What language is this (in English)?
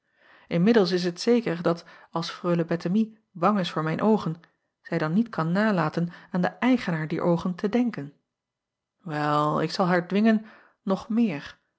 Dutch